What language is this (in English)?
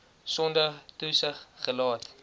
Afrikaans